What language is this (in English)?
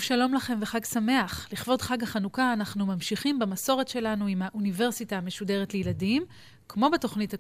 Hebrew